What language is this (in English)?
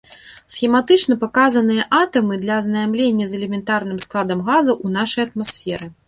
Belarusian